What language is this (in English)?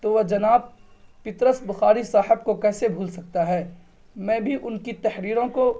Urdu